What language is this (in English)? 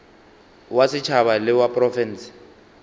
Northern Sotho